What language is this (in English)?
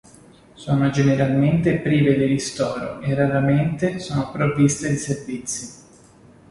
Italian